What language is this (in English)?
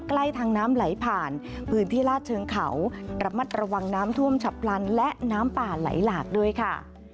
Thai